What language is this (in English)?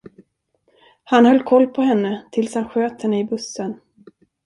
Swedish